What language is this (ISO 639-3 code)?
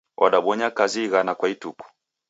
dav